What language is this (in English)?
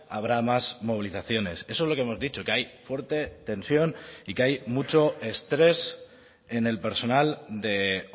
Spanish